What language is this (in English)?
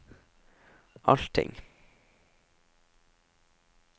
Norwegian